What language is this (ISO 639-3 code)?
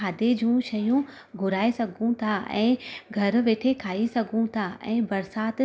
snd